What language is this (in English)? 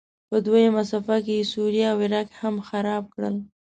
Pashto